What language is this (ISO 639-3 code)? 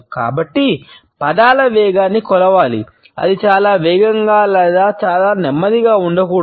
tel